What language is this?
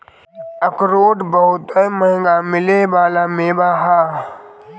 Bhojpuri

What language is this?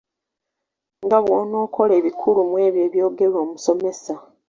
Ganda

